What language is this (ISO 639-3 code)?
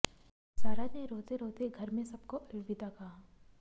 hin